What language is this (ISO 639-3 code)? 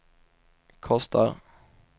swe